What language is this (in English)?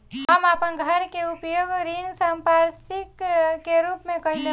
Bhojpuri